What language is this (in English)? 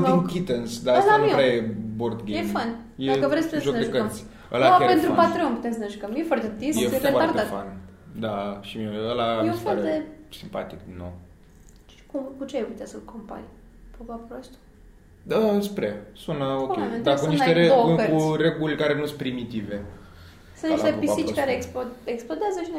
Romanian